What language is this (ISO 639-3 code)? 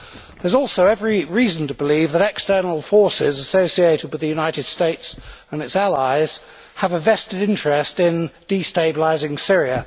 eng